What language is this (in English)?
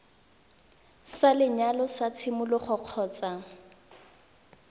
Tswana